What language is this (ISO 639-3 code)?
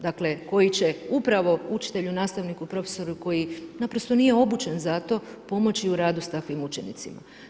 hrv